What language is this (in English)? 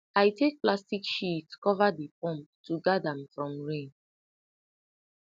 Nigerian Pidgin